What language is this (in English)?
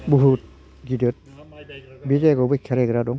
Bodo